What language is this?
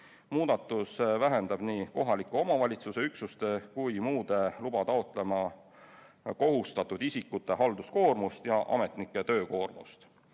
Estonian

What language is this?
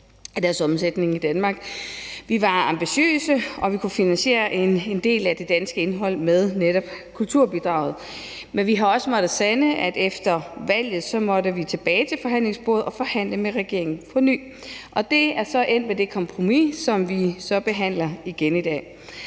Danish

